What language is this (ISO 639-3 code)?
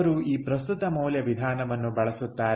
kan